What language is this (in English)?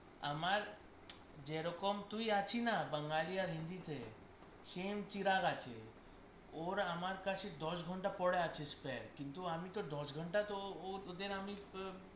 Bangla